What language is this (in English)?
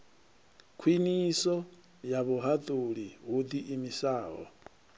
Venda